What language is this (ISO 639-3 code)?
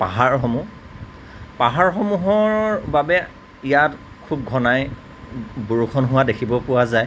asm